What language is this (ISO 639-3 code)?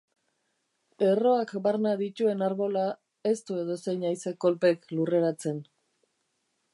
eus